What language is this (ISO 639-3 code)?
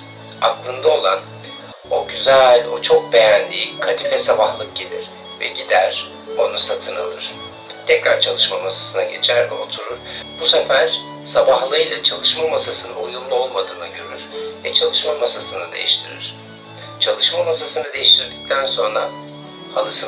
tur